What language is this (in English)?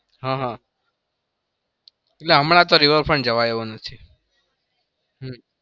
Gujarati